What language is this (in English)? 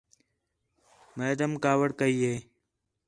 Khetrani